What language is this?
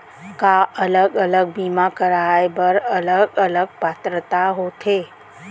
Chhattisgarhi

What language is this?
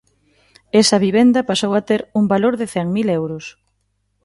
Galician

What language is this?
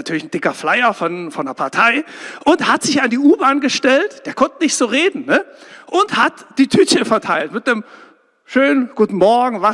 German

